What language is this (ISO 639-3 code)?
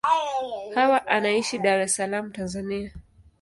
swa